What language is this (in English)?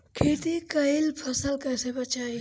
Bhojpuri